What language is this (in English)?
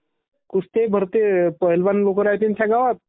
Marathi